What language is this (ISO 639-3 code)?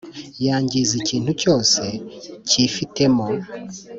kin